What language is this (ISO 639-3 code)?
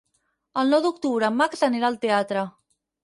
cat